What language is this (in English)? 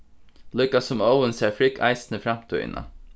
Faroese